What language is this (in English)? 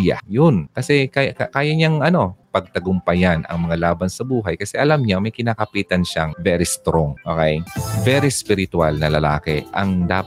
Filipino